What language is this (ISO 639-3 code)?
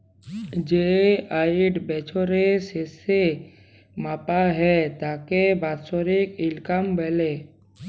ben